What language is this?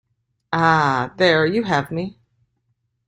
English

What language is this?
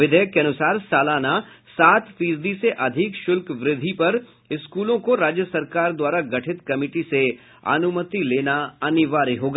Hindi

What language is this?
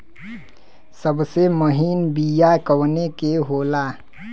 Bhojpuri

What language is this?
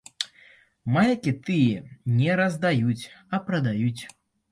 Belarusian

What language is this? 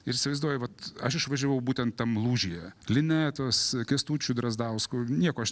Lithuanian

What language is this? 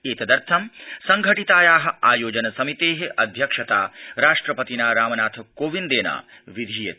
Sanskrit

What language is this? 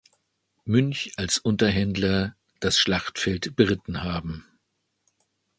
German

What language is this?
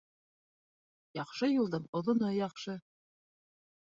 Bashkir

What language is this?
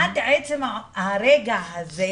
Hebrew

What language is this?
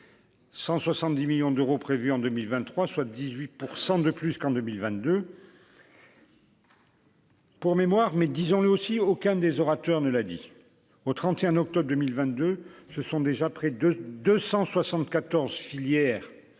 French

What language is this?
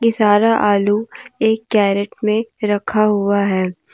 Hindi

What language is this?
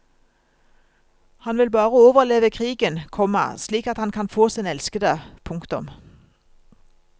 Norwegian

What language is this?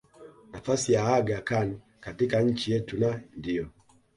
Swahili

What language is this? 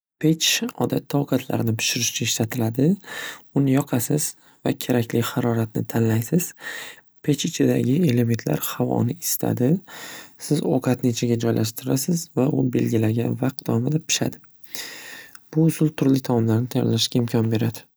Uzbek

